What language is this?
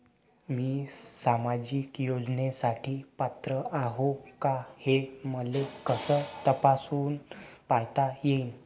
Marathi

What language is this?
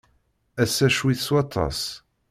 Kabyle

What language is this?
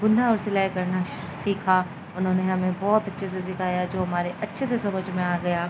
Urdu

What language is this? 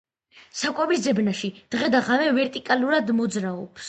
Georgian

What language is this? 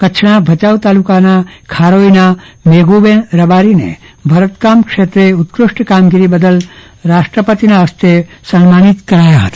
Gujarati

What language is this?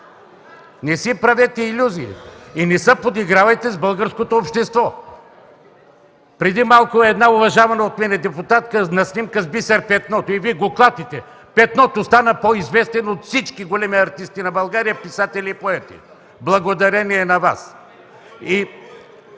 Bulgarian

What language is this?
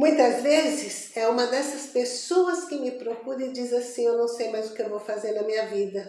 Portuguese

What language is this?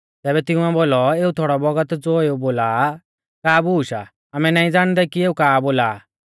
Mahasu Pahari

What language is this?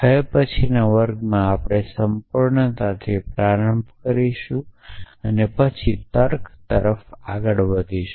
Gujarati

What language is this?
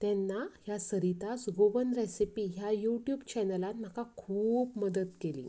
Konkani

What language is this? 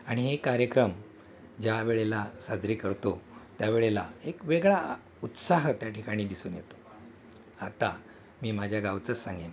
Marathi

